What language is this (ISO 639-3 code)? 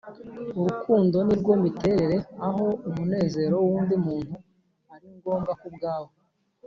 kin